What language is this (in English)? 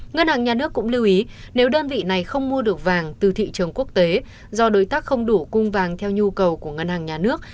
Vietnamese